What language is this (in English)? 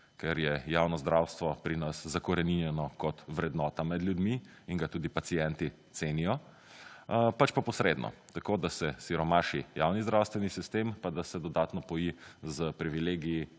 Slovenian